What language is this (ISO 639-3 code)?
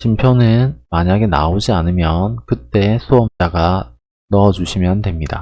kor